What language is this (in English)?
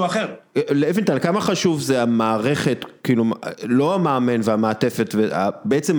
Hebrew